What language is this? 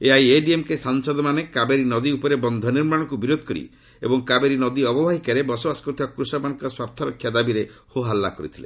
Odia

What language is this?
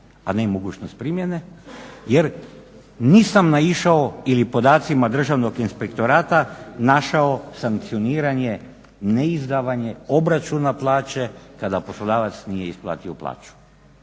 Croatian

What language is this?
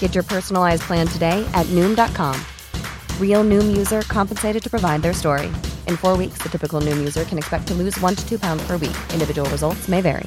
Swedish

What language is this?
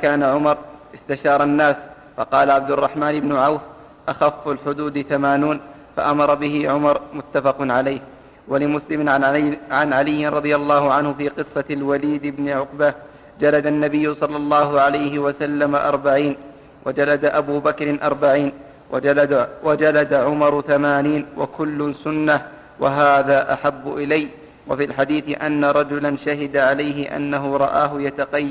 Arabic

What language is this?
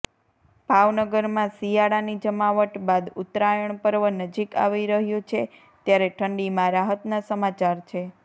Gujarati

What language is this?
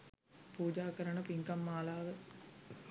Sinhala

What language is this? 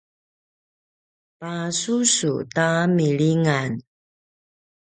Paiwan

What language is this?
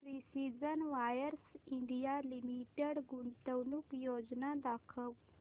Marathi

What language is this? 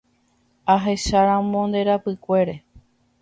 Guarani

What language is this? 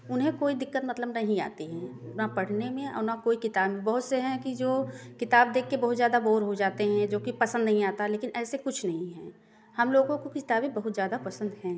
Hindi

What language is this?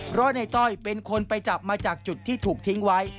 Thai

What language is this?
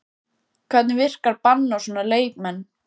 Icelandic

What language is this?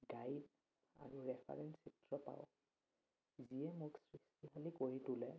Assamese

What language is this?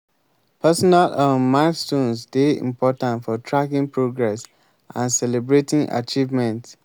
Nigerian Pidgin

